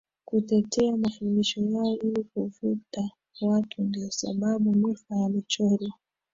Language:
Swahili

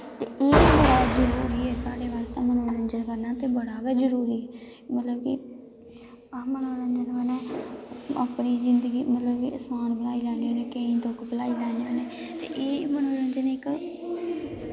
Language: Dogri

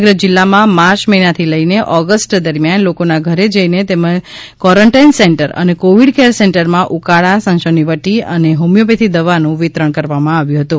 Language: Gujarati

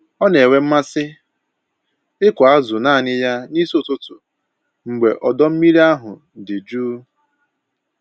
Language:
Igbo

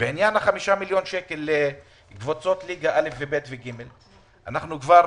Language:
Hebrew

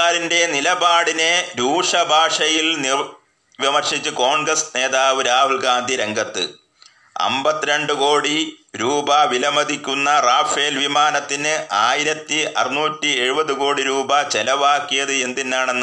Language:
Malayalam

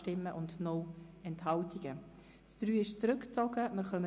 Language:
Swiss German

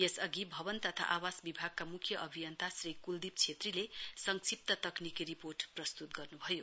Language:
Nepali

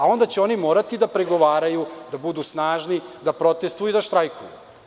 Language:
Serbian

